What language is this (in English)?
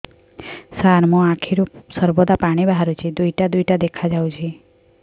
Odia